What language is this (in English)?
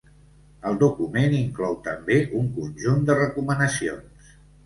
Catalan